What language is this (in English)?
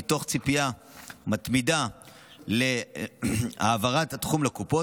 Hebrew